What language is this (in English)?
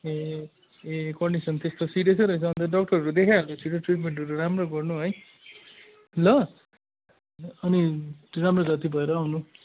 Nepali